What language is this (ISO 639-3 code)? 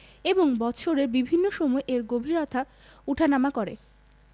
ben